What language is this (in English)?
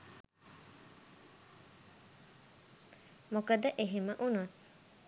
Sinhala